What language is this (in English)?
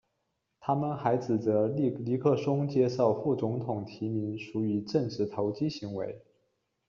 Chinese